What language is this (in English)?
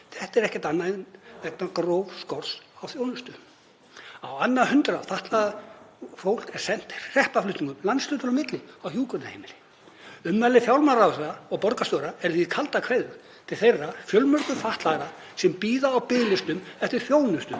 Icelandic